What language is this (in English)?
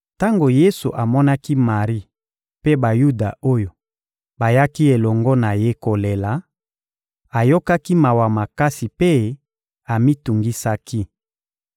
Lingala